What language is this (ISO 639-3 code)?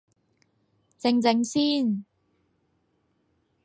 yue